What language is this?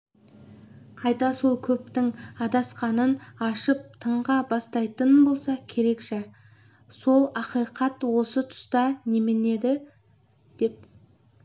Kazakh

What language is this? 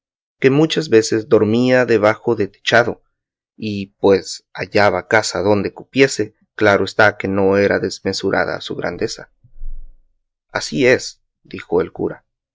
Spanish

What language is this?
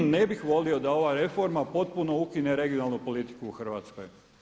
Croatian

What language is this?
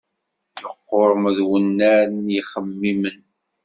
Kabyle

